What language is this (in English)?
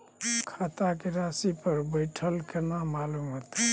Maithili